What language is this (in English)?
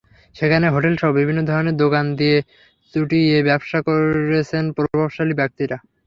Bangla